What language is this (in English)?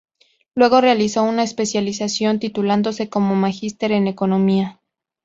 Spanish